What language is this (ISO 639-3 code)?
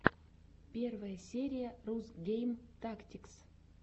rus